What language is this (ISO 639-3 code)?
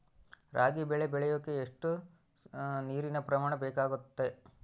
kan